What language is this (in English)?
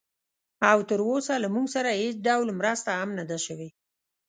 Pashto